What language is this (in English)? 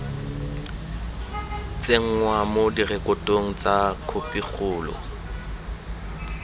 Tswana